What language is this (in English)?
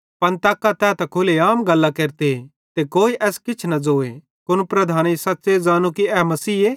Bhadrawahi